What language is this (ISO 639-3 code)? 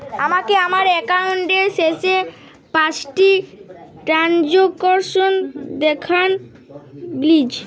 ben